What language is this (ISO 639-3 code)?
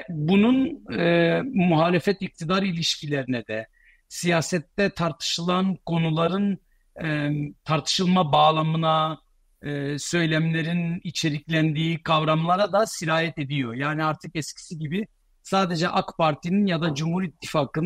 tur